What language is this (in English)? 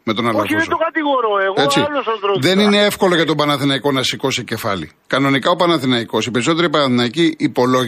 Greek